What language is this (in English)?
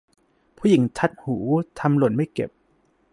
Thai